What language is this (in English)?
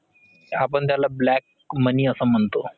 Marathi